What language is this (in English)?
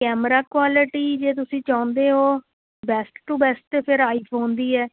Punjabi